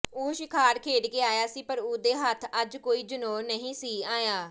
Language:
Punjabi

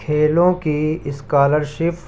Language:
Urdu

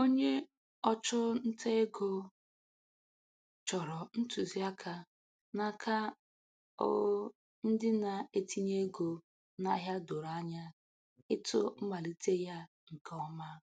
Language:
Igbo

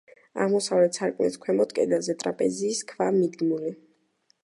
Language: Georgian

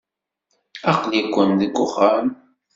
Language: Kabyle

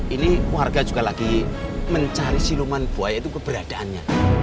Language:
Indonesian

